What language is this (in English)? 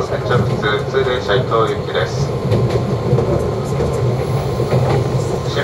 Japanese